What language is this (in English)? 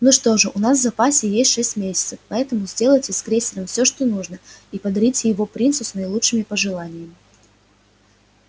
Russian